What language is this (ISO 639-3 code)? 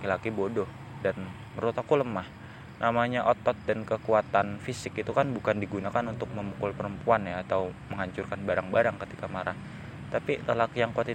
ind